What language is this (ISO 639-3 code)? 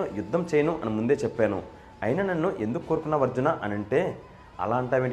tel